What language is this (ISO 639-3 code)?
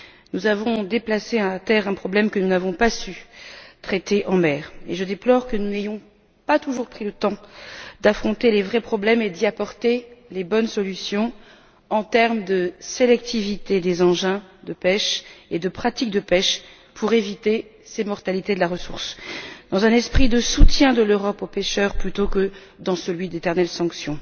fra